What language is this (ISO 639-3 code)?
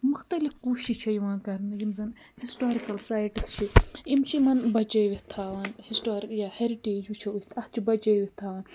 kas